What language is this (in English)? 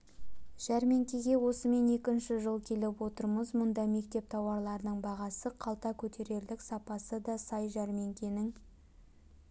Kazakh